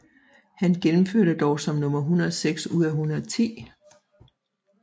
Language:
Danish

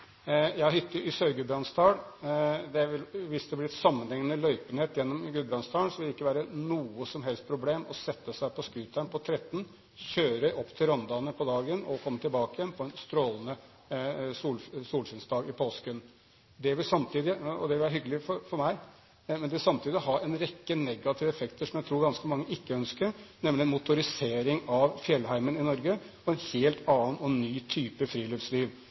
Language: Norwegian Bokmål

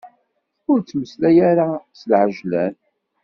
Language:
Kabyle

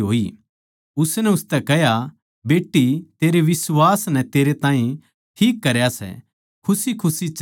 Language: Haryanvi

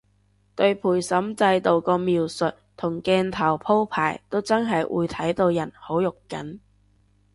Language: Cantonese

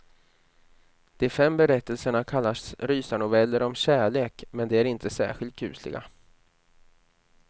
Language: Swedish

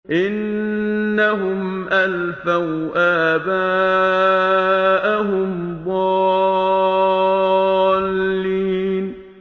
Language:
Arabic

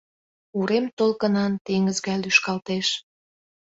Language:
Mari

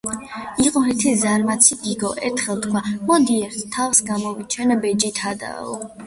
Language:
Georgian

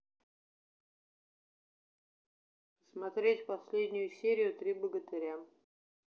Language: Russian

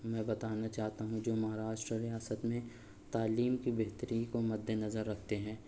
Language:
Urdu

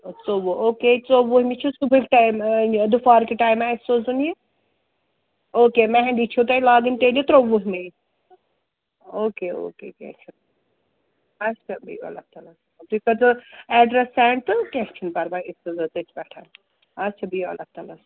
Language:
Kashmiri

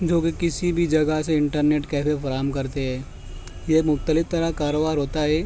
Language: Urdu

